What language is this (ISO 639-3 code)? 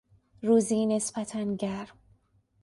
fas